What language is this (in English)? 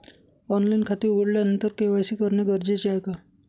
Marathi